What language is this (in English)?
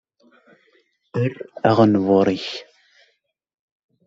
Kabyle